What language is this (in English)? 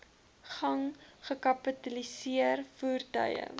Afrikaans